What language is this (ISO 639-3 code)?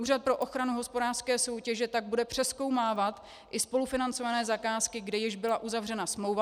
ces